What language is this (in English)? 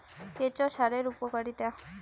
Bangla